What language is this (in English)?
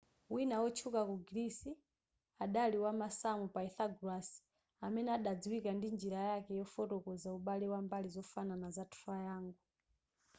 Nyanja